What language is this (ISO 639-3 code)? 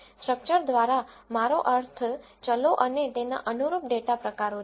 guj